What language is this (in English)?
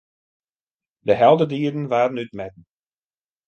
Western Frisian